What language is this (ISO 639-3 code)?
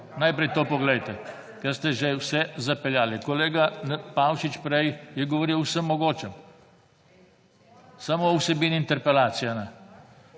slv